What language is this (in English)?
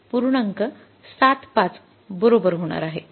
Marathi